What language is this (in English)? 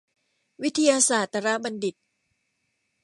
Thai